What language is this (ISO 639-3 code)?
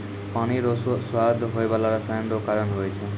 mai